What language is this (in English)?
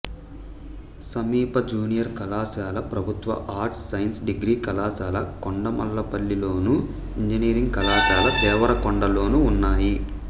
Telugu